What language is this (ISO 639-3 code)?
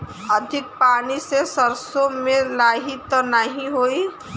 bho